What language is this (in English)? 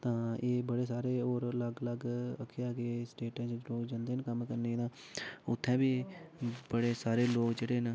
Dogri